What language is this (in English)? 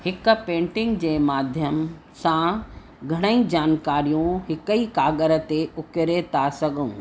Sindhi